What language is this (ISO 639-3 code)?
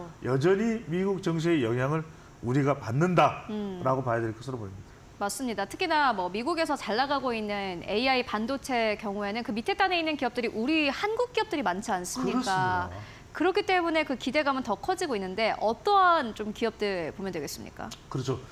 kor